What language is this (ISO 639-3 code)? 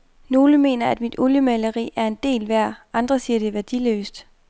dan